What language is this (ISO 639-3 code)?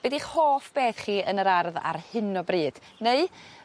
cym